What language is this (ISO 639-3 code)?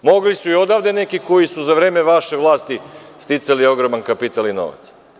srp